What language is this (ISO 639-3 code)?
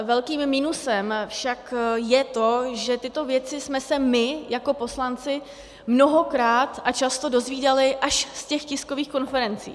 ces